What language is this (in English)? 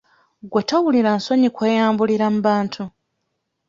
Ganda